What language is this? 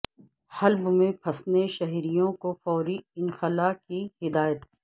Urdu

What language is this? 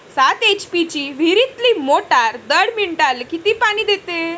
Marathi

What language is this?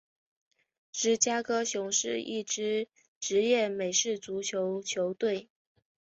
Chinese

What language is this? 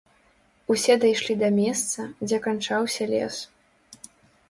Belarusian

